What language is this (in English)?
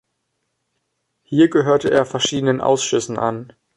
German